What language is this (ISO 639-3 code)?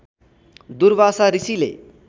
nep